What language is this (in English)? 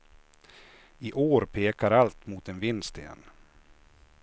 Swedish